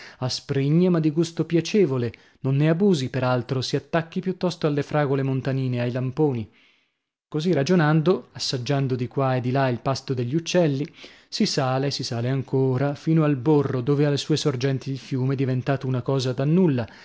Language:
Italian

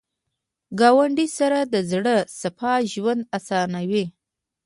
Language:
Pashto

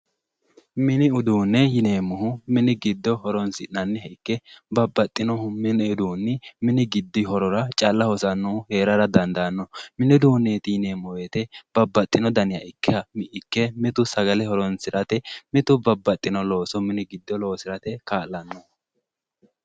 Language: Sidamo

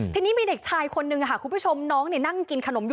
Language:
Thai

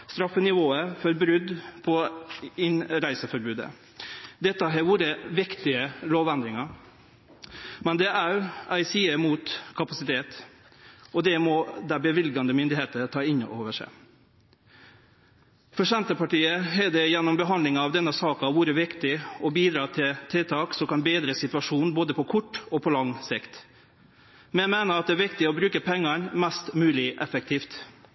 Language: Norwegian Nynorsk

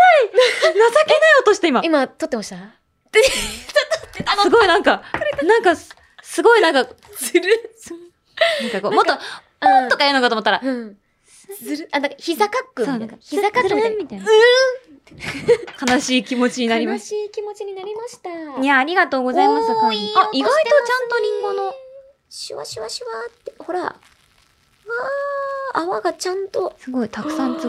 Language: Japanese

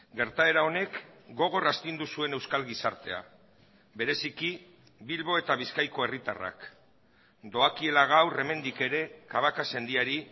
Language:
Basque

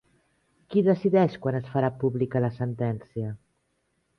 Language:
Catalan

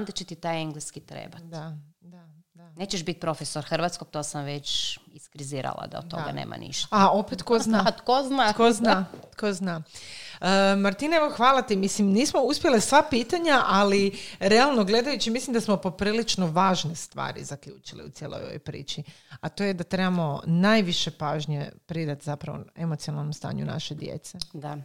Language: Croatian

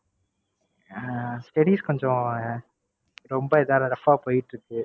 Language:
Tamil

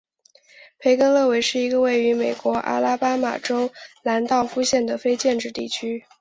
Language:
Chinese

